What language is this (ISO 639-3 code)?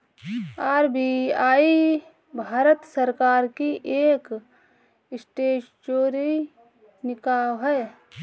hin